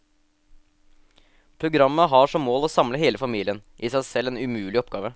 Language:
Norwegian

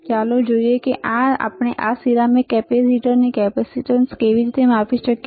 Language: Gujarati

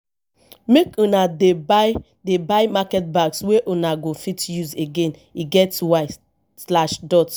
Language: Nigerian Pidgin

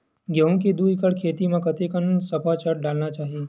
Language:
Chhattisgarhi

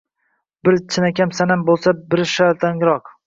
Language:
Uzbek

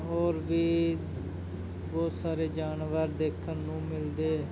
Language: Punjabi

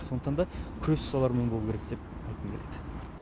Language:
Kazakh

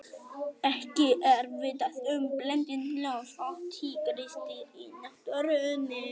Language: Icelandic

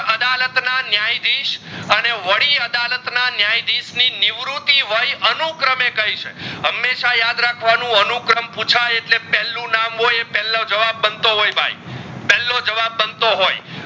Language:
Gujarati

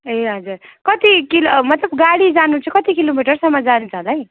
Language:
Nepali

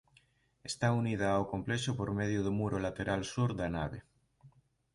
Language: Galician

